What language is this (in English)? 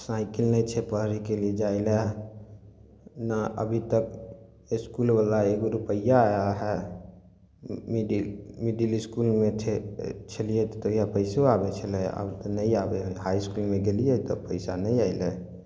Maithili